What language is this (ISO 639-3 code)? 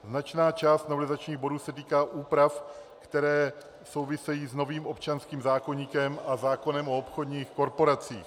ces